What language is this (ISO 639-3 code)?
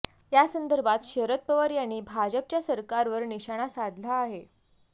mar